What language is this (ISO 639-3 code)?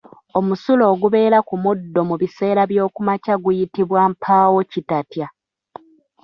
lug